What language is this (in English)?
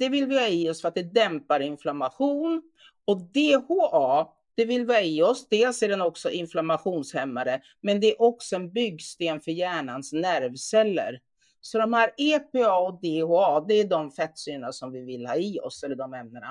Swedish